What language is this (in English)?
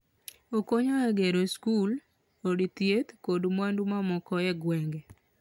Luo (Kenya and Tanzania)